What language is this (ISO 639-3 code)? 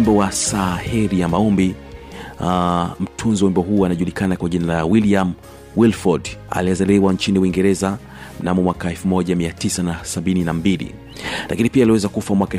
swa